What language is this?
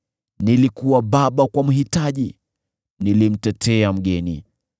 Swahili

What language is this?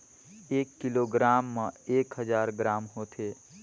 Chhattisgarhi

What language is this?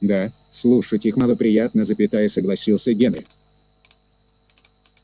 Russian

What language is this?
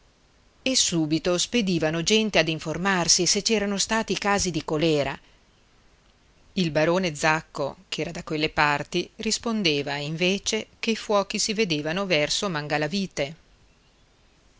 Italian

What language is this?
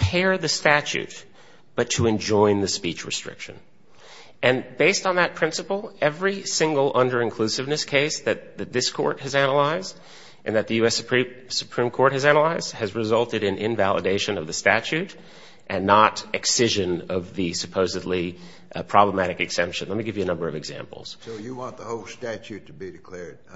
English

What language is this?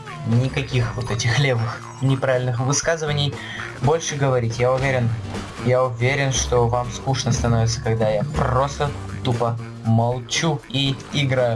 Russian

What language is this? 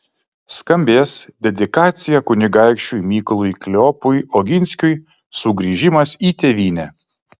Lithuanian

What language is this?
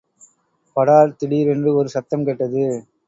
Tamil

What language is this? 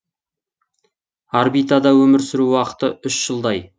Kazakh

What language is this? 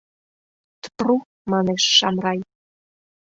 Mari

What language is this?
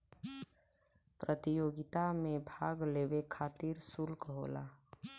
Bhojpuri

